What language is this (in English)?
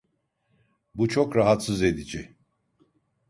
Turkish